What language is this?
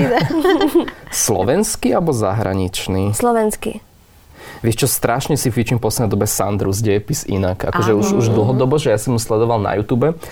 Slovak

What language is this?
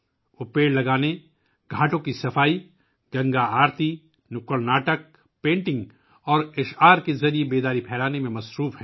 Urdu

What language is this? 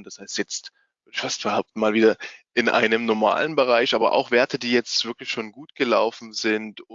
German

